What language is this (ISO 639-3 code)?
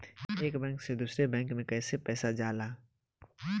bho